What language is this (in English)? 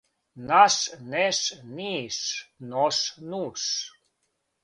Serbian